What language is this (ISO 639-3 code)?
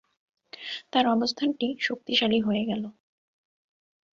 ben